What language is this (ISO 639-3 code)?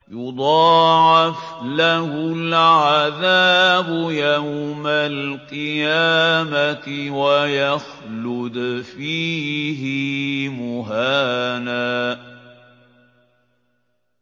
ara